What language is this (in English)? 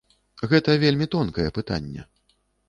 Belarusian